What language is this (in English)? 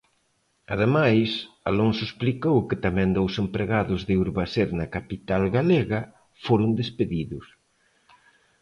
Galician